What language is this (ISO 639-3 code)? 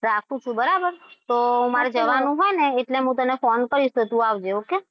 guj